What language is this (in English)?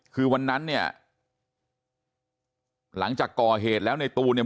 Thai